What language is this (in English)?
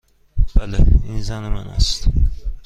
Persian